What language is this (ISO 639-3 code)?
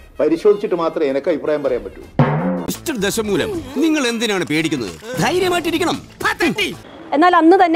mal